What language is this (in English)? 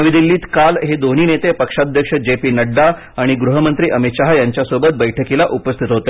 Marathi